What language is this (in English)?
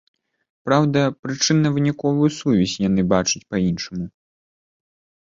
Belarusian